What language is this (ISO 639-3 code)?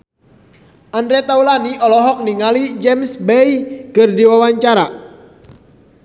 sun